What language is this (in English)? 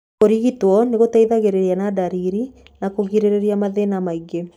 Kikuyu